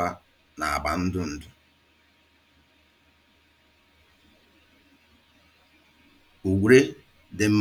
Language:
Igbo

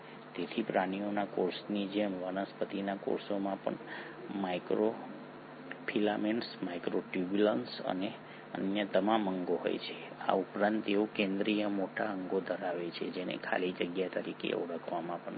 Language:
Gujarati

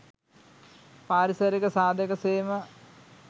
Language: Sinhala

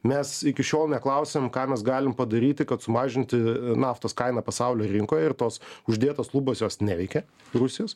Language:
Lithuanian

